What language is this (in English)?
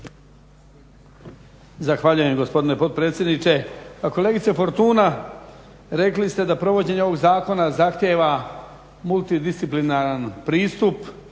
Croatian